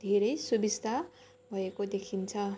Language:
Nepali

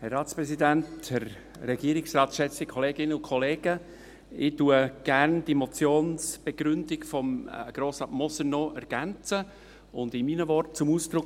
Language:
Swiss German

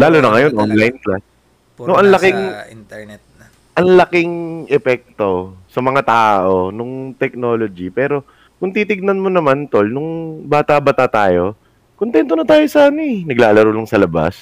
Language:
Filipino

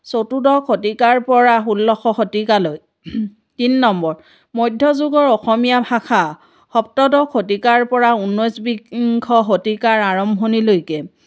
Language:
Assamese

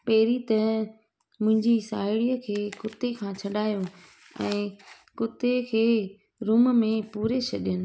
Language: Sindhi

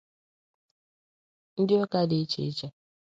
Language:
Igbo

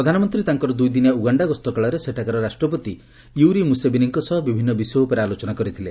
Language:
Odia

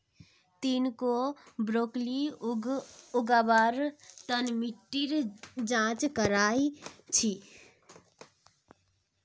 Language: Magahi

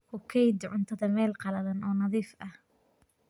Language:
Somali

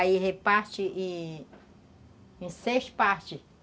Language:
Portuguese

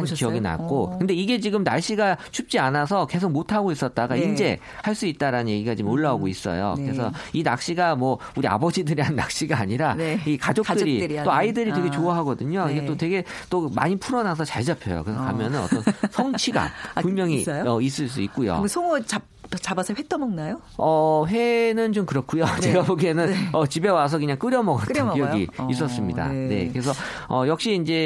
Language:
Korean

